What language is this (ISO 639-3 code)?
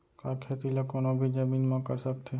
hne